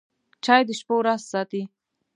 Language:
Pashto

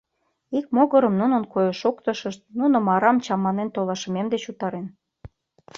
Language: Mari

